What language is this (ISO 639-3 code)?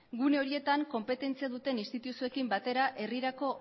eus